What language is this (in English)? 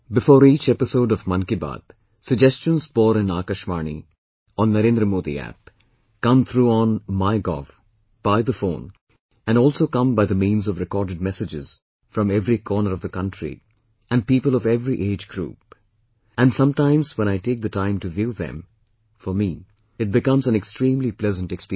English